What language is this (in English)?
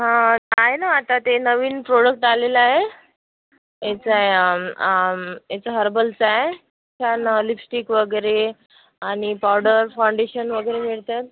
Marathi